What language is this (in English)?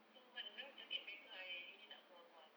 English